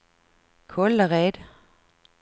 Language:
Swedish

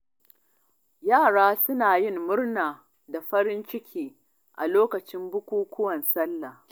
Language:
Hausa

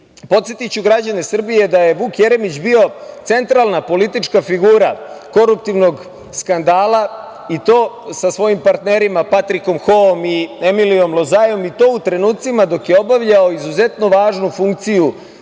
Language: Serbian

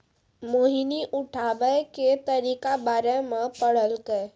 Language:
Maithili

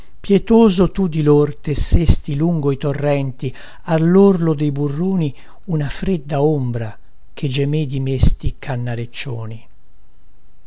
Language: Italian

